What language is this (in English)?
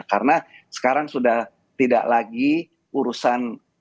Indonesian